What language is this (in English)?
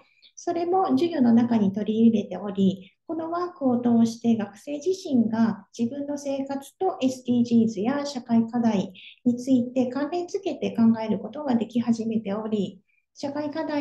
Japanese